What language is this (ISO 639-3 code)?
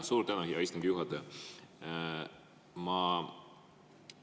est